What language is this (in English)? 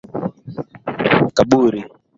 Swahili